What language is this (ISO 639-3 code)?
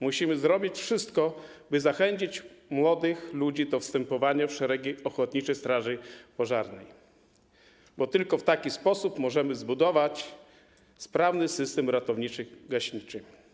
pol